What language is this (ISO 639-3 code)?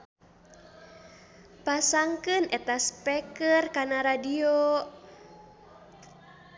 sun